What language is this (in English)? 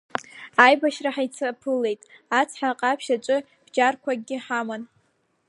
Abkhazian